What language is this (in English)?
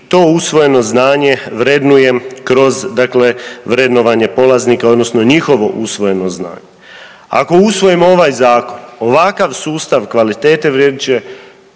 Croatian